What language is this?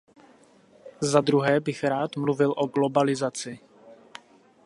Czech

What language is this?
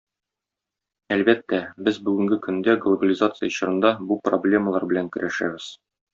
Tatar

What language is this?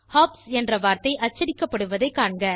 Tamil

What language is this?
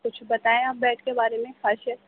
Urdu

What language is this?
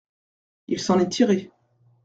French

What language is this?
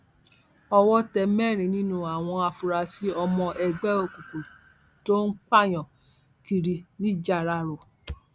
Yoruba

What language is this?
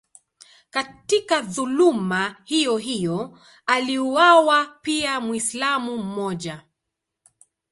Swahili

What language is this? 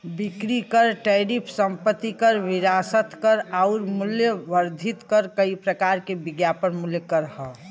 Bhojpuri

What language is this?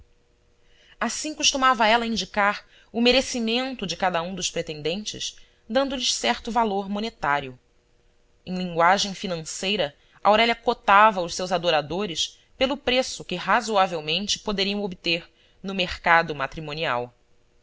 Portuguese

